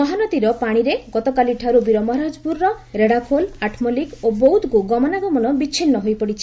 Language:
Odia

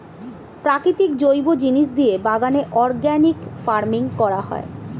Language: Bangla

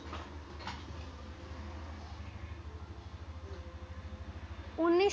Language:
Bangla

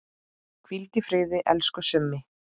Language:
Icelandic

